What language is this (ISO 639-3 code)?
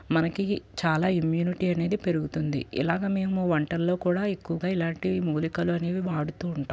tel